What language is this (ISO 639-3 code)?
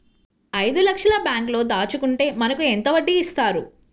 tel